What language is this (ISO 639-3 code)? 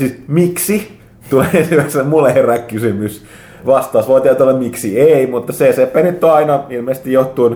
fin